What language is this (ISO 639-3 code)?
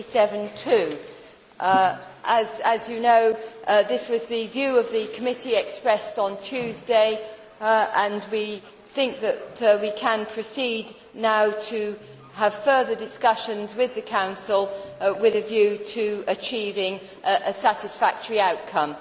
eng